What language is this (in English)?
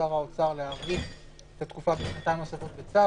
Hebrew